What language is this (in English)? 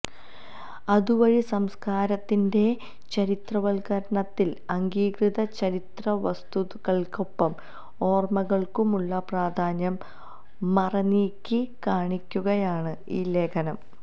Malayalam